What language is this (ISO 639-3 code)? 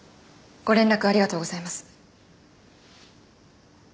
jpn